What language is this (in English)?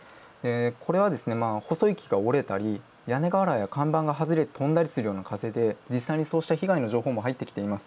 Japanese